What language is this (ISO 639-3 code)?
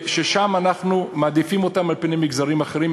heb